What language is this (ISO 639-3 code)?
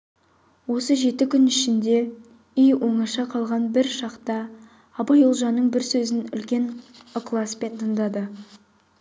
kaz